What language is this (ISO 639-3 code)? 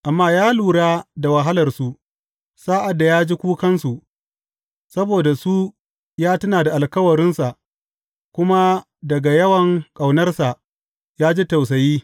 hau